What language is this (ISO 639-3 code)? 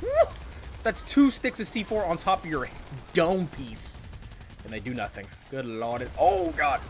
eng